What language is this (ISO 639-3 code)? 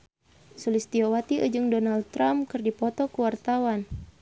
sun